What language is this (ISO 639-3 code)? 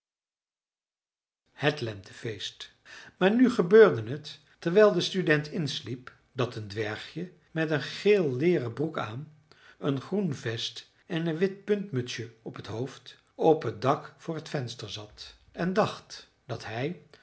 nld